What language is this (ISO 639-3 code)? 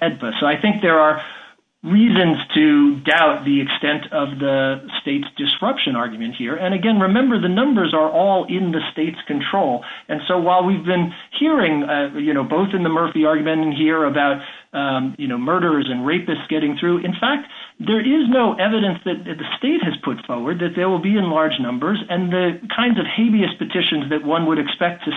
eng